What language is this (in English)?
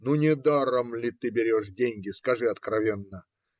Russian